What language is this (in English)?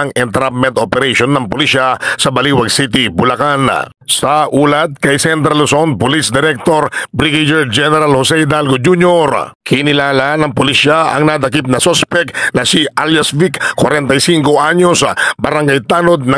Filipino